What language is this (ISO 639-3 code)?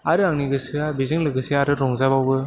brx